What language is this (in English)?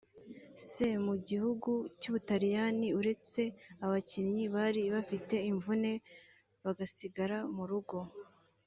Kinyarwanda